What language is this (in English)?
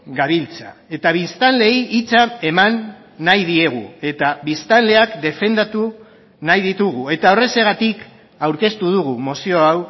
Basque